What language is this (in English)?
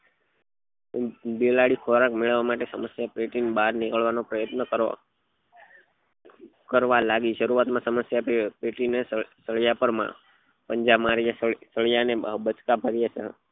Gujarati